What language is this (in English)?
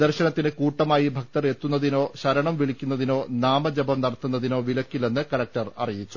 Malayalam